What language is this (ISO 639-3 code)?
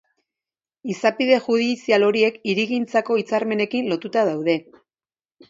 eus